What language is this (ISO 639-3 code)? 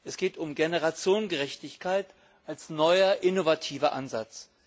deu